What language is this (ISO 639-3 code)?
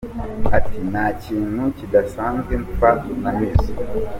kin